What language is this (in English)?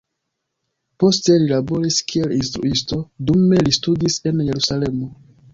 Esperanto